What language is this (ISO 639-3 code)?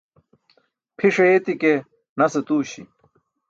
bsk